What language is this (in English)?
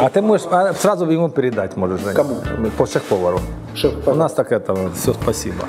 Russian